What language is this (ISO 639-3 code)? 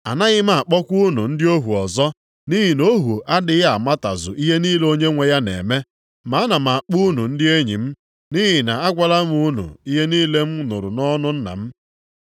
ibo